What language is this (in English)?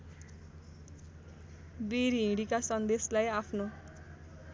Nepali